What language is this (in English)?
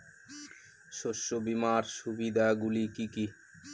Bangla